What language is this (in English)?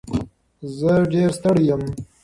Pashto